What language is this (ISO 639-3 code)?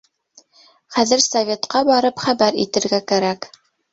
bak